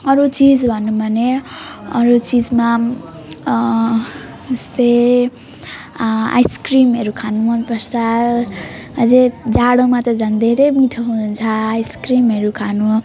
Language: Nepali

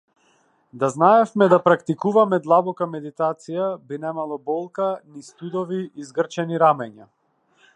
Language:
Macedonian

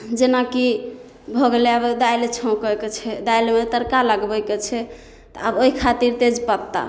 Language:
Maithili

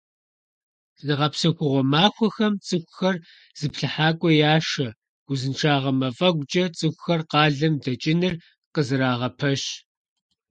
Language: Kabardian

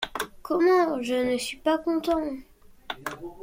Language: French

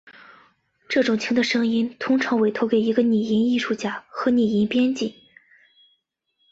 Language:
Chinese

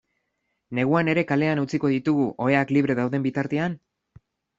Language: Basque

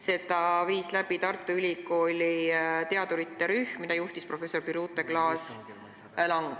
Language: Estonian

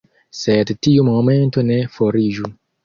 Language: Esperanto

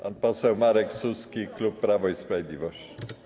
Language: Polish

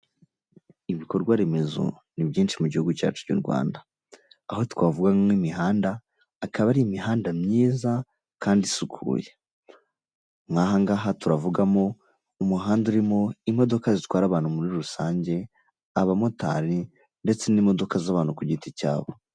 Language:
Kinyarwanda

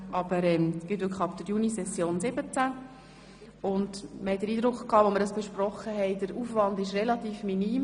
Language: Swiss German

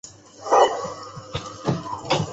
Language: Chinese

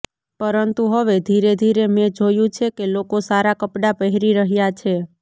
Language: Gujarati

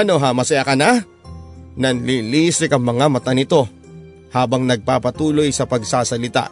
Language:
Filipino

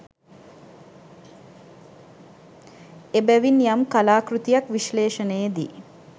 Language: Sinhala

